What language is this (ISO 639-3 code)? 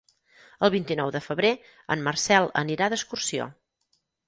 cat